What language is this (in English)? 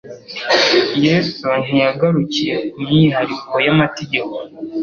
Kinyarwanda